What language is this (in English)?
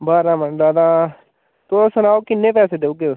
Dogri